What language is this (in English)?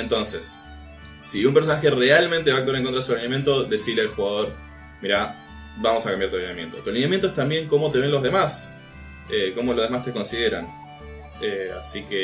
Spanish